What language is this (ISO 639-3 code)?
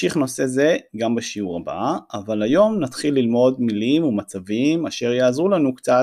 heb